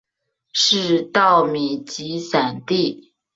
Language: Chinese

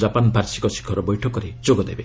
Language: Odia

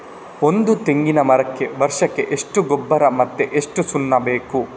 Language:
Kannada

